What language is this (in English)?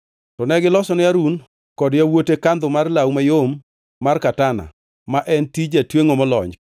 Luo (Kenya and Tanzania)